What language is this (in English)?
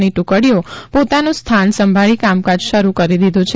Gujarati